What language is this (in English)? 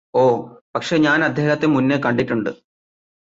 Malayalam